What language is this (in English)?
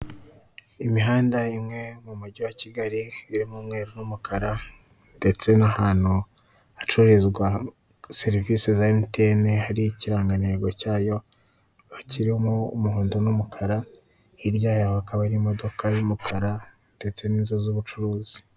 Kinyarwanda